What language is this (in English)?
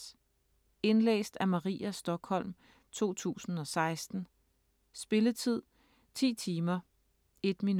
Danish